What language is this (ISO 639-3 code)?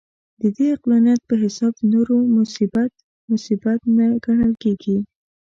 pus